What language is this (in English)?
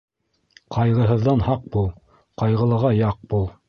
Bashkir